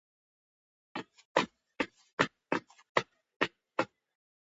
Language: Georgian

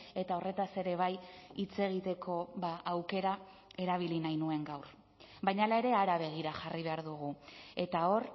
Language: Basque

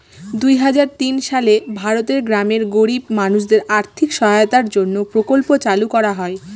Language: Bangla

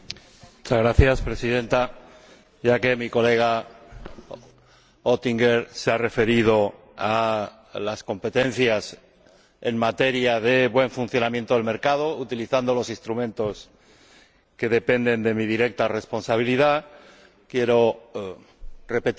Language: Spanish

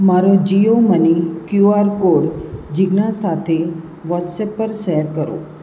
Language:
Gujarati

